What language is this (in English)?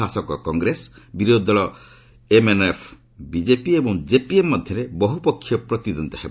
Odia